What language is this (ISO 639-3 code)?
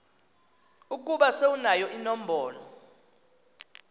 xho